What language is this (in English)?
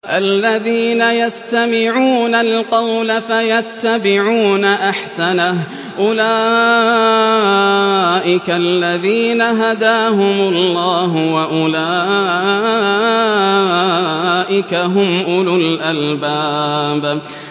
Arabic